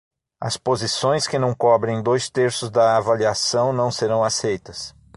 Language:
Portuguese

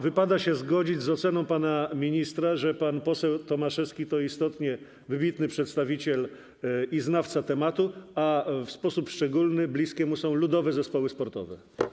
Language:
Polish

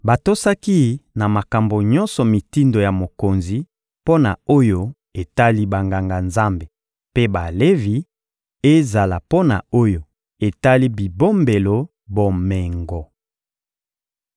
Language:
Lingala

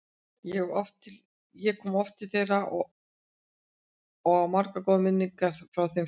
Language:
Icelandic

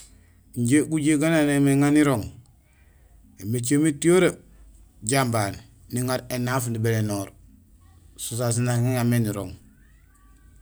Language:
Gusilay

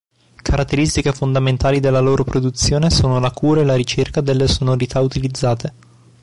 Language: Italian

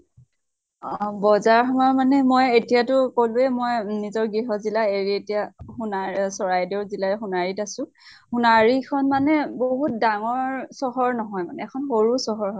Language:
Assamese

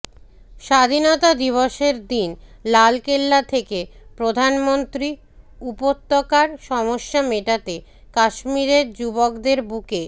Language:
Bangla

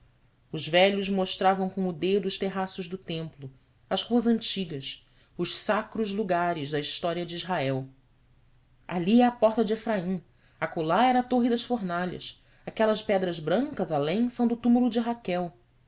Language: Portuguese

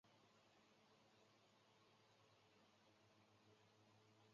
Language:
Chinese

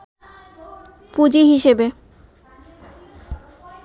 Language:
Bangla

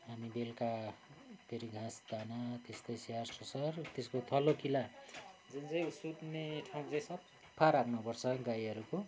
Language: Nepali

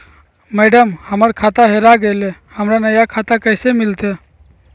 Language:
Magahi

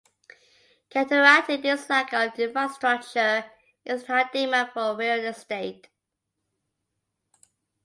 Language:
English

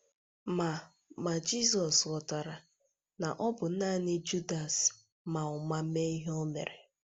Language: Igbo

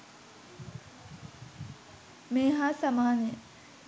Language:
Sinhala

